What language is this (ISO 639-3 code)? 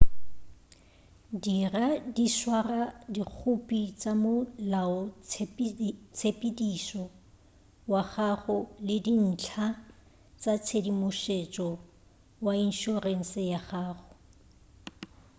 nso